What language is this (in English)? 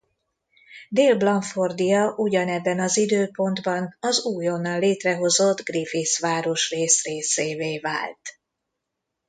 Hungarian